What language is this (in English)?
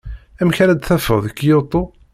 Kabyle